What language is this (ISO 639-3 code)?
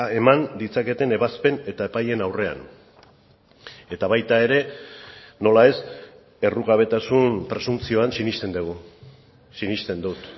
eus